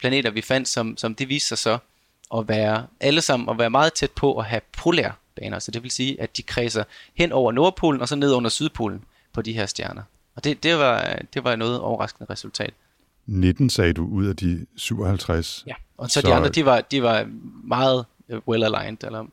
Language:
Danish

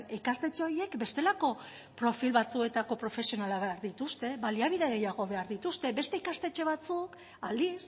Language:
Basque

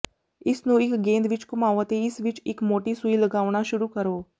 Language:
Punjabi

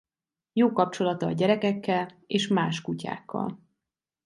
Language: Hungarian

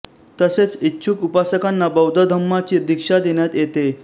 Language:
Marathi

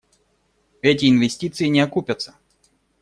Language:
Russian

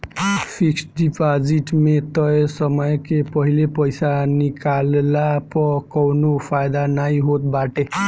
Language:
Bhojpuri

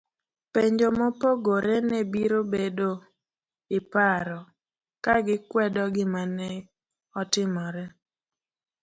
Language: Luo (Kenya and Tanzania)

